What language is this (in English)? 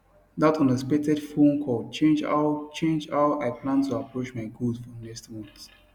Nigerian Pidgin